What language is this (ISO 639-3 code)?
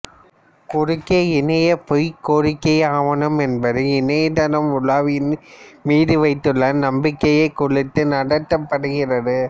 tam